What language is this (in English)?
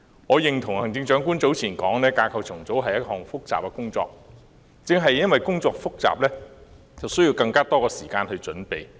Cantonese